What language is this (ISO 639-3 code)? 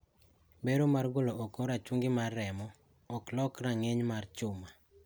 luo